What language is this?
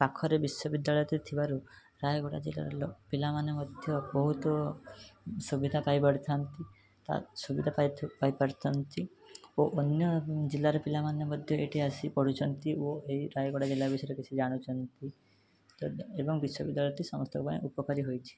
Odia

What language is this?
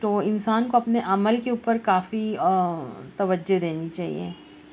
Urdu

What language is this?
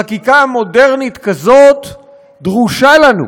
Hebrew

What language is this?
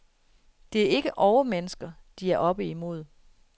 Danish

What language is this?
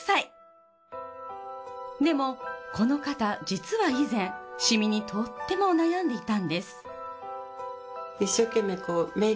Japanese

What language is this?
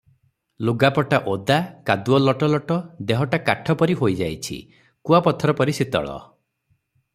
Odia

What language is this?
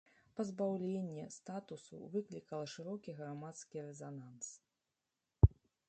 Belarusian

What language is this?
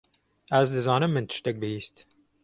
Kurdish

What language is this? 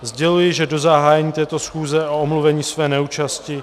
Czech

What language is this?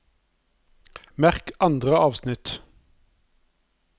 Norwegian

